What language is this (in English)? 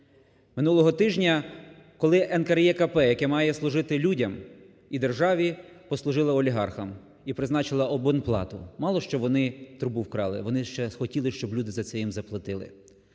Ukrainian